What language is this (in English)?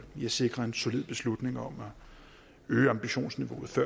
Danish